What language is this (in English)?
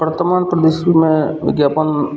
Maithili